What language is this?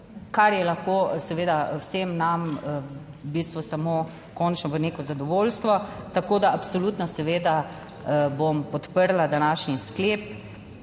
Slovenian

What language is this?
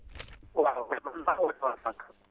Wolof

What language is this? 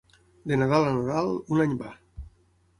Catalan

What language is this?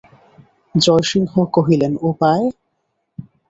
Bangla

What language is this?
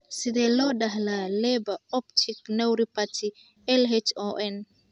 Somali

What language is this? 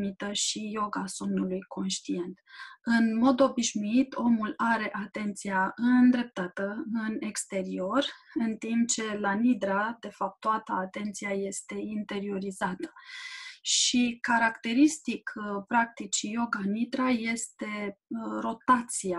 Romanian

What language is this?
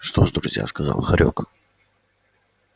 Russian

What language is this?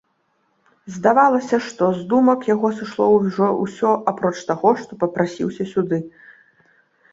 Belarusian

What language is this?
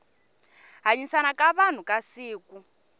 Tsonga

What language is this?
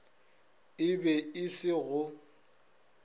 Northern Sotho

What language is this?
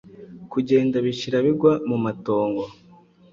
Kinyarwanda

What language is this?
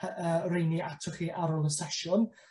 Welsh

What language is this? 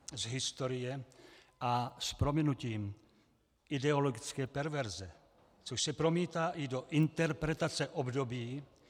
Czech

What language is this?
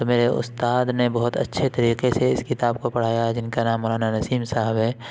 Urdu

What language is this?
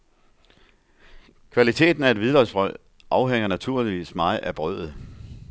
Danish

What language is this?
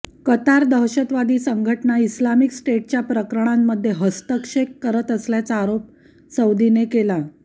Marathi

